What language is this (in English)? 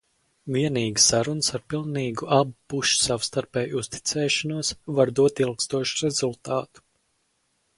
Latvian